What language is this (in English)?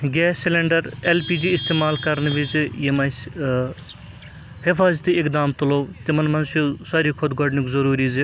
Kashmiri